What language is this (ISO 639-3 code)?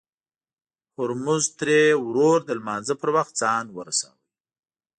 pus